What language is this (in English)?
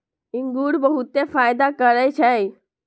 Magahi